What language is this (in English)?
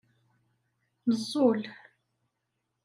Kabyle